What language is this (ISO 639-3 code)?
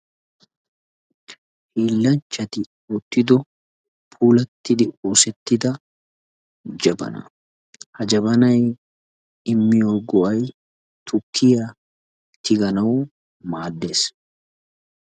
wal